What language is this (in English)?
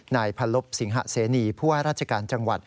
Thai